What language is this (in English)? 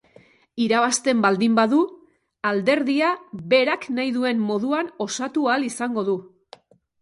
Basque